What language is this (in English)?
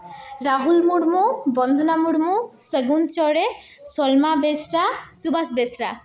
Santali